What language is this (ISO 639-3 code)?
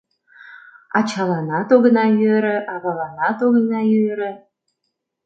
chm